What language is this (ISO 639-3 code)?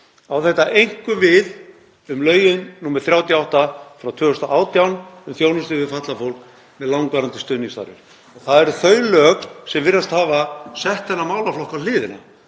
isl